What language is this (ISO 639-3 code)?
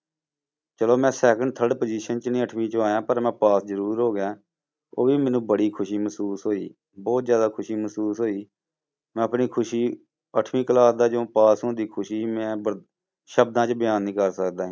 pan